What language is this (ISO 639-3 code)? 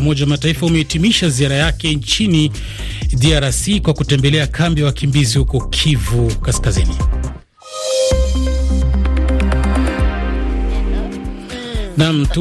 swa